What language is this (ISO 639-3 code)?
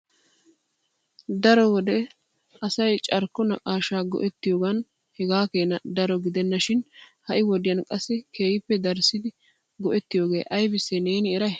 wal